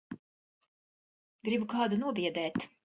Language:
Latvian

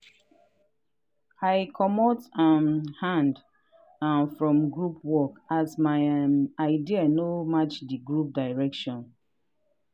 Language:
Nigerian Pidgin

